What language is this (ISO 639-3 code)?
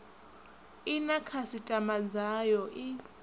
ven